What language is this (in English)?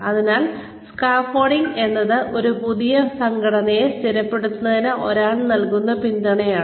Malayalam